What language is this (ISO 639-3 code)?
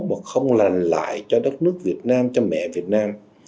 vie